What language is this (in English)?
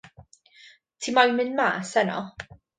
Welsh